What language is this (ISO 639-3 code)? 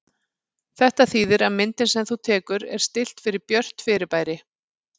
isl